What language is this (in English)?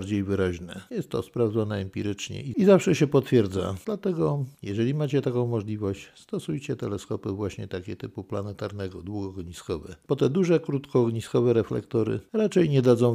Polish